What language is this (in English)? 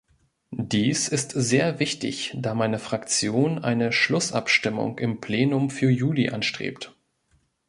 German